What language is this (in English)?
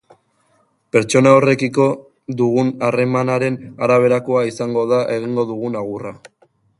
Basque